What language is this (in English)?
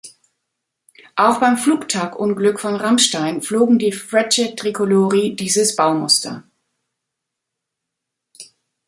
German